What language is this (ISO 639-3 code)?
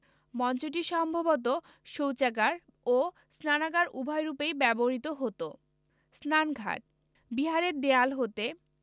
ben